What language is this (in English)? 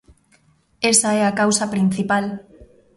Galician